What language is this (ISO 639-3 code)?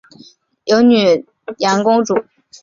zho